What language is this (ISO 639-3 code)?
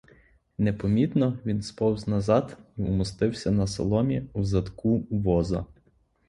ukr